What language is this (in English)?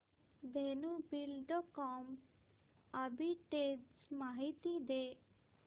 Marathi